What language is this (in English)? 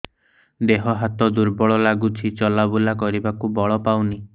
Odia